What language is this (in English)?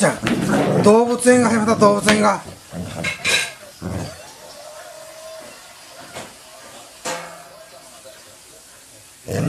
Latvian